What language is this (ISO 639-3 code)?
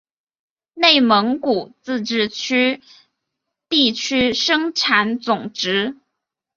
zho